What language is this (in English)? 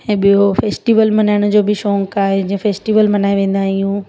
Sindhi